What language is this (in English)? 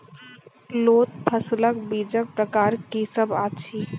Maithili